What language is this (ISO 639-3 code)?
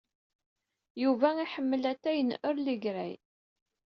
kab